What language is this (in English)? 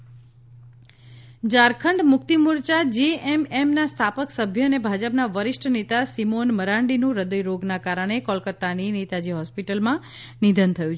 Gujarati